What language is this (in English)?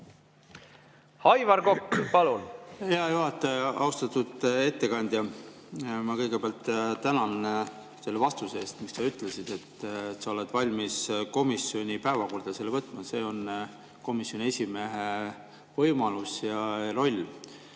Estonian